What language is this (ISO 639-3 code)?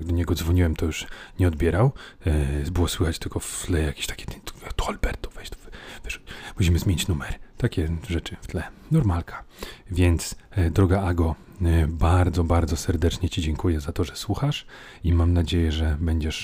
pol